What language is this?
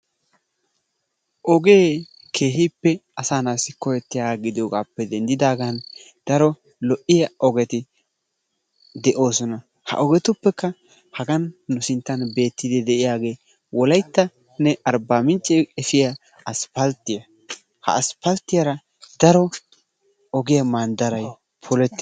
Wolaytta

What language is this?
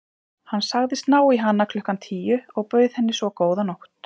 Icelandic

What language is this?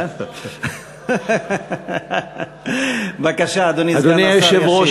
Hebrew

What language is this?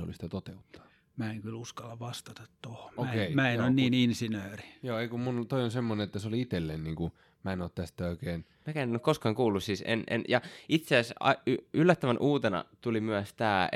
Finnish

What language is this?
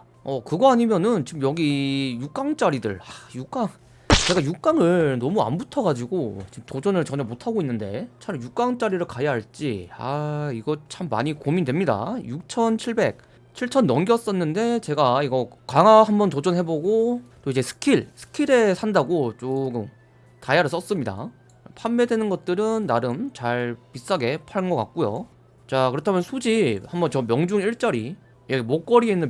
Korean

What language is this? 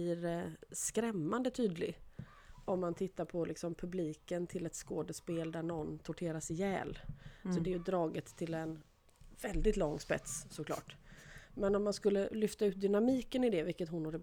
Swedish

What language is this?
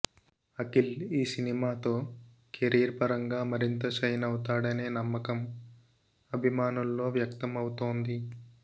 Telugu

